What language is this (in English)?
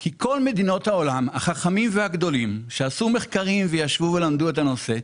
Hebrew